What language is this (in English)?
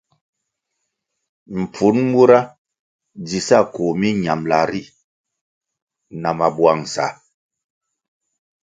Kwasio